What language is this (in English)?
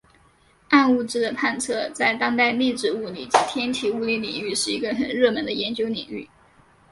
Chinese